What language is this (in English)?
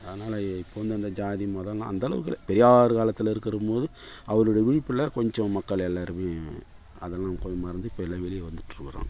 Tamil